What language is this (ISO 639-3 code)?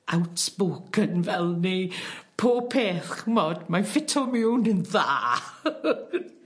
cym